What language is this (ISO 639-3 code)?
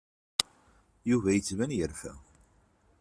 kab